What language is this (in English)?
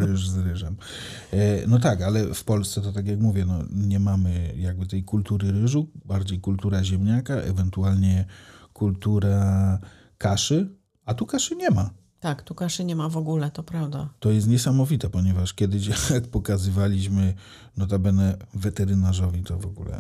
Polish